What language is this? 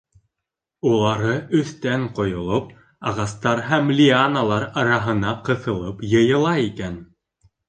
Bashkir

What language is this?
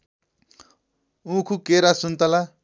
Nepali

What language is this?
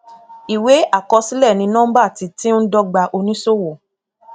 Yoruba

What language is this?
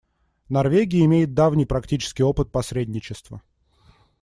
Russian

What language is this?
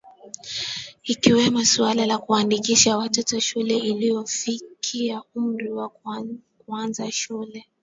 Swahili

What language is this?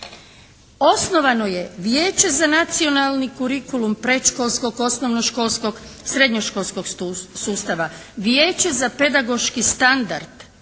Croatian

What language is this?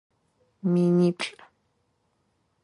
Adyghe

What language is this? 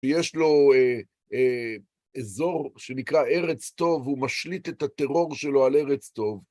Hebrew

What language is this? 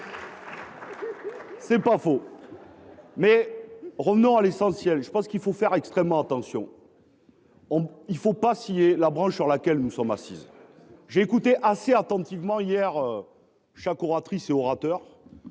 French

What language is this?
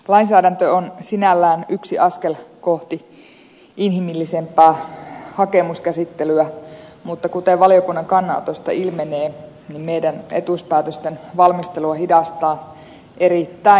Finnish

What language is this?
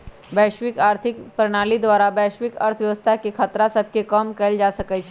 Magahi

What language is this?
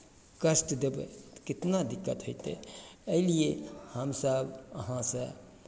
Maithili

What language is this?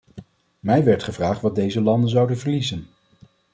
Dutch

